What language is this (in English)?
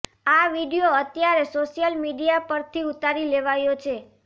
Gujarati